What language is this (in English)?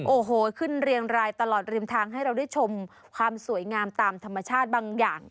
Thai